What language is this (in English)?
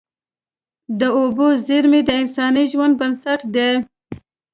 Pashto